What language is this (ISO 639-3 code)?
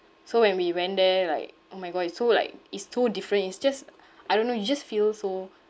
eng